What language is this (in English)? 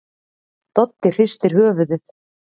Icelandic